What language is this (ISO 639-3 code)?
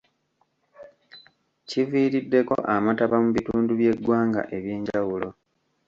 lug